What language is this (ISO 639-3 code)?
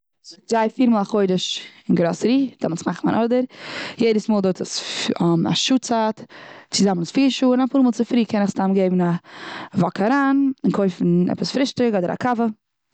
yid